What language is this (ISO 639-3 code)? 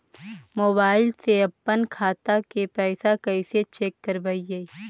mag